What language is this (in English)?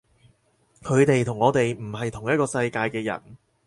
Cantonese